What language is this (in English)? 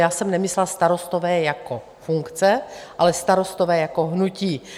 Czech